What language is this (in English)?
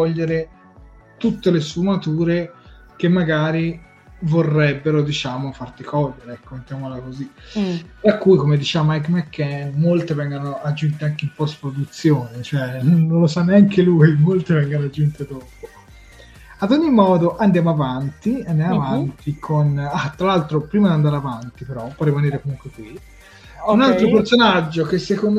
Italian